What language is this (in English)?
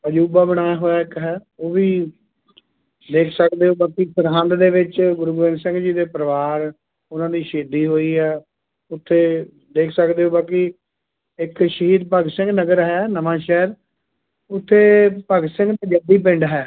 Punjabi